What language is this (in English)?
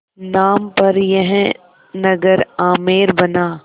Hindi